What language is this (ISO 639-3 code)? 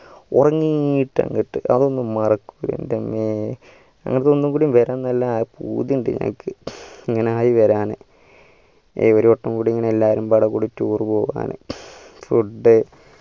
mal